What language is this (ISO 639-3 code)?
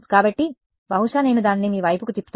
tel